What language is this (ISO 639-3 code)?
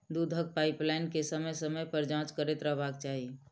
mai